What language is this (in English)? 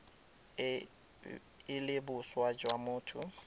Tswana